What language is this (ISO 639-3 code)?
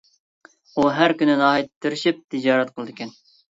uig